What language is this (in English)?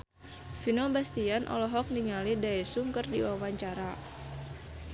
Sundanese